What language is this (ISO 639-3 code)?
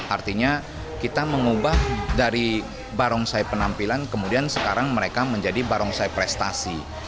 ind